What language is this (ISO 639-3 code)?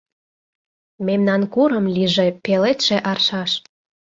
chm